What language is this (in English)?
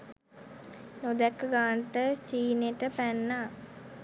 Sinhala